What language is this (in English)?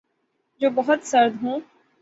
Urdu